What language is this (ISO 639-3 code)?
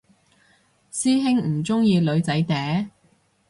yue